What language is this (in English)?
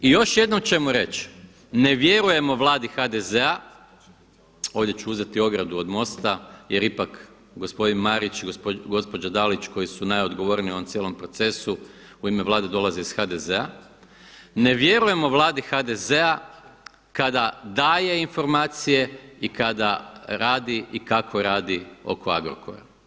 Croatian